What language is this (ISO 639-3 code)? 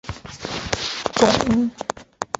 zho